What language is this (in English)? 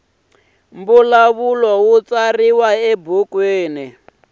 Tsonga